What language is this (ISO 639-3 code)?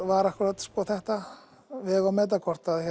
isl